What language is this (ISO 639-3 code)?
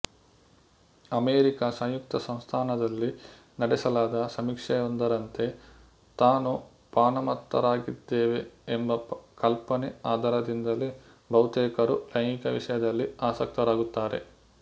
kan